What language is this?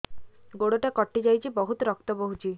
Odia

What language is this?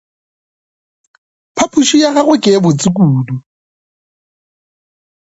Northern Sotho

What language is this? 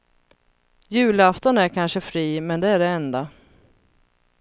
Swedish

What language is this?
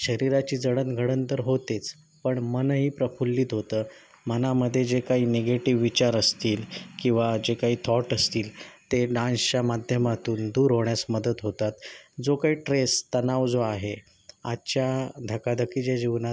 Marathi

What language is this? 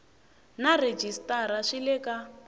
Tsonga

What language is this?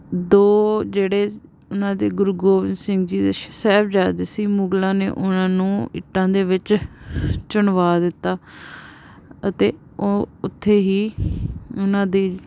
Punjabi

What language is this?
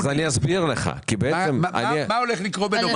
Hebrew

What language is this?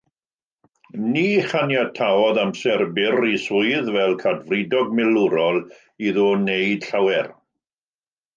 Welsh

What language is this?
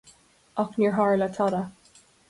Irish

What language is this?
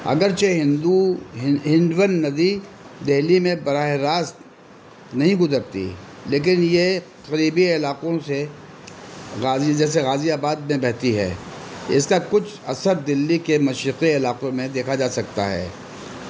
Urdu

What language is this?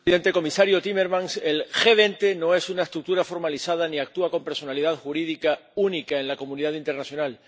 Spanish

